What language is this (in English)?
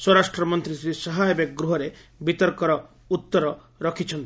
Odia